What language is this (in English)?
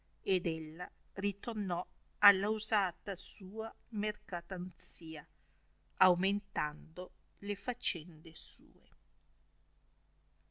Italian